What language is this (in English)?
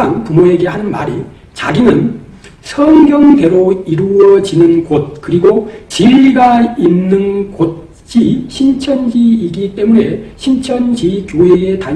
Korean